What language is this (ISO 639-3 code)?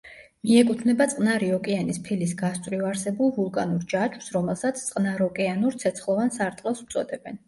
kat